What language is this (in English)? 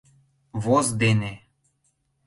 Mari